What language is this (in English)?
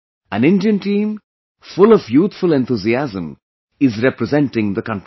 English